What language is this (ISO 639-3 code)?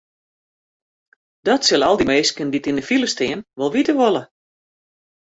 fry